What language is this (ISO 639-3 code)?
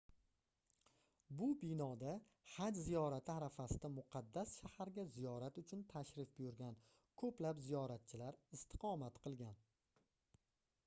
uzb